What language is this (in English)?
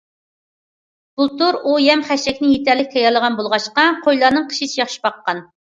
Uyghur